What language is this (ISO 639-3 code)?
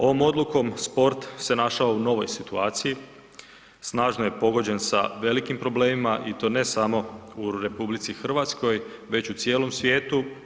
hrv